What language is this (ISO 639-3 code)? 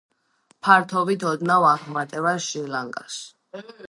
kat